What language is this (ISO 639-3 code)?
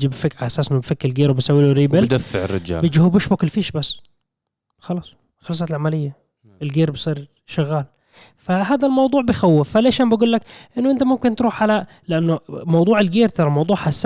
ara